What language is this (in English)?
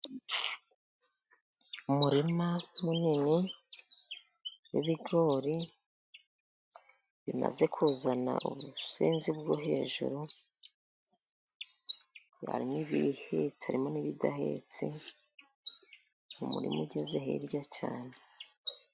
Kinyarwanda